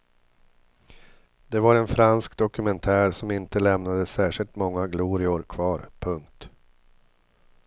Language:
Swedish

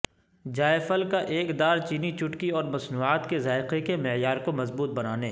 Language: Urdu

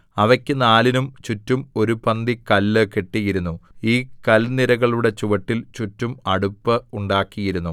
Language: Malayalam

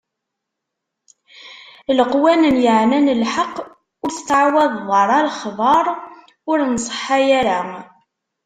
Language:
Kabyle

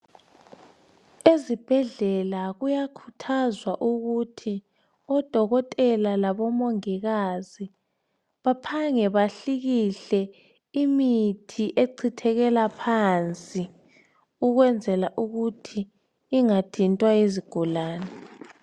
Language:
North Ndebele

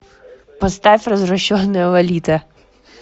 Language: Russian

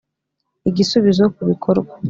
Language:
Kinyarwanda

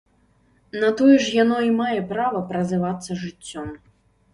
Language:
Belarusian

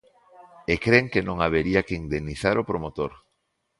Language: Galician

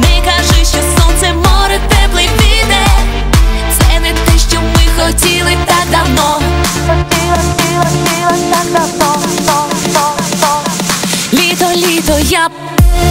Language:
Ukrainian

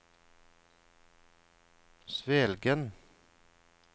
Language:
Norwegian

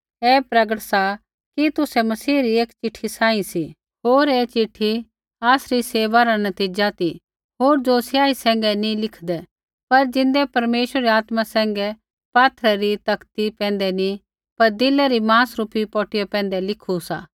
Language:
Kullu Pahari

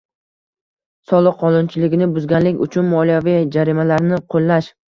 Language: Uzbek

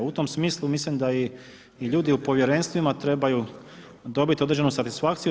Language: Croatian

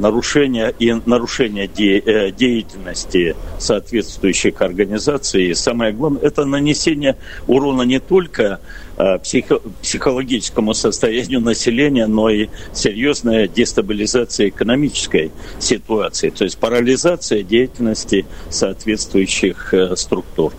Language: Russian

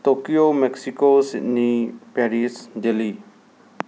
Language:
Manipuri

